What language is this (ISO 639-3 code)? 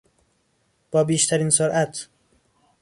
fas